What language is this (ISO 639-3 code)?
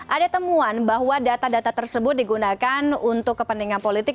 ind